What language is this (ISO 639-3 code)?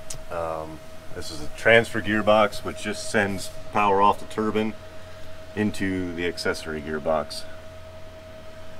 eng